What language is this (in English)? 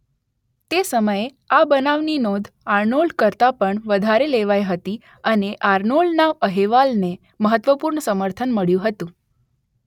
Gujarati